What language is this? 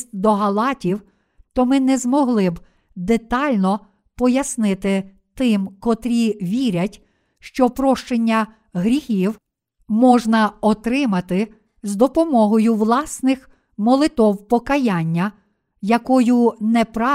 Ukrainian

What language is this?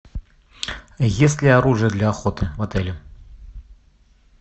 Russian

